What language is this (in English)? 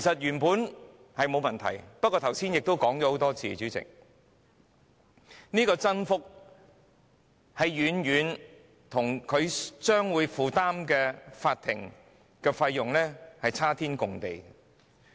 Cantonese